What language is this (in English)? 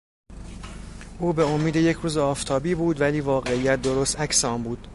Persian